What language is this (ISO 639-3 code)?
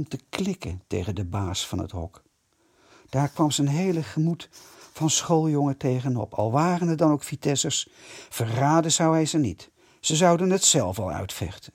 nld